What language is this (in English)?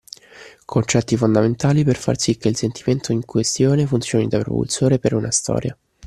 Italian